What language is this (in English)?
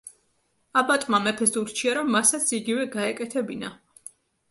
Georgian